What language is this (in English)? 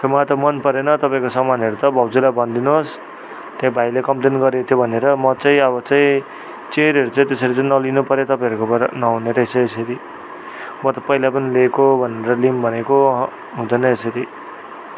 Nepali